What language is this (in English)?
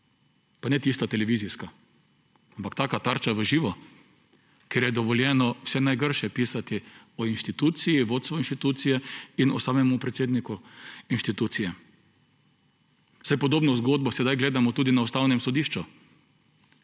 Slovenian